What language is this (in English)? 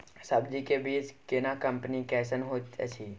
Maithili